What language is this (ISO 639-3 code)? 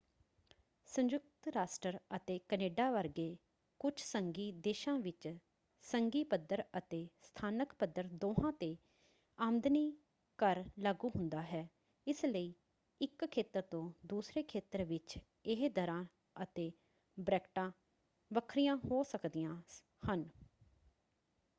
pan